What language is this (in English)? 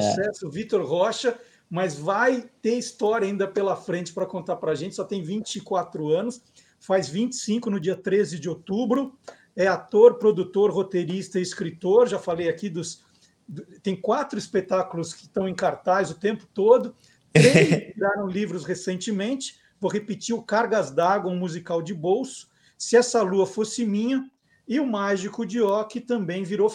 Portuguese